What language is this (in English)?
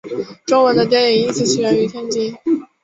Chinese